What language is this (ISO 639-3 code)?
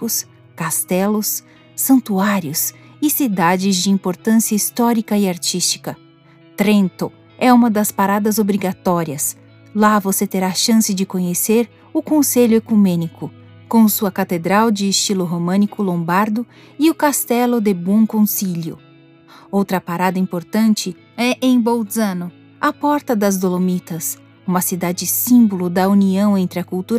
por